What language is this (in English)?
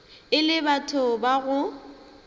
Northern Sotho